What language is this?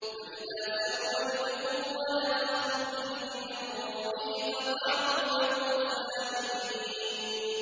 Arabic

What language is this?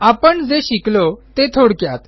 Marathi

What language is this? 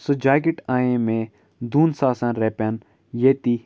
Kashmiri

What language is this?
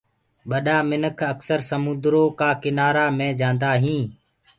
Gurgula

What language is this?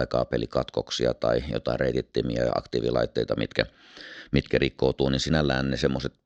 Finnish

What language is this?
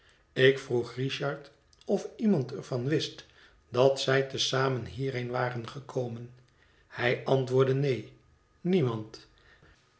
Dutch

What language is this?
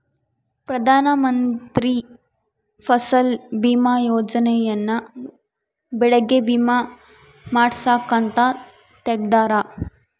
Kannada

